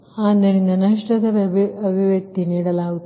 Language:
Kannada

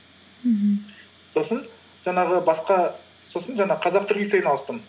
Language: Kazakh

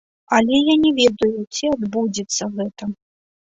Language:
Belarusian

